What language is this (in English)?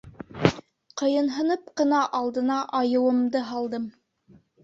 Bashkir